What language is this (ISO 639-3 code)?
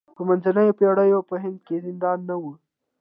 pus